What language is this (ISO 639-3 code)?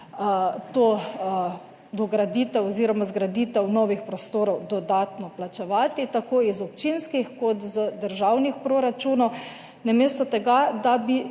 slv